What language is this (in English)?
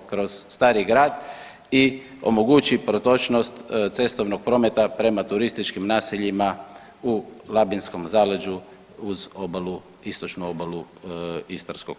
Croatian